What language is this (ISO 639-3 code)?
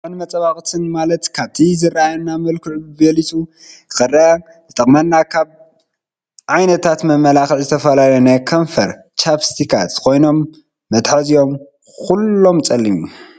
tir